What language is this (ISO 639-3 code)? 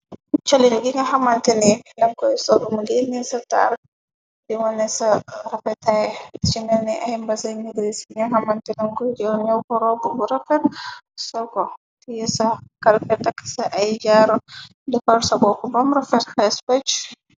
wol